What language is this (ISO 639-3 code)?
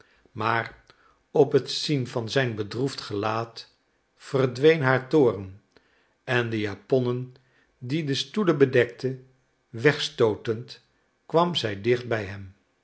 nld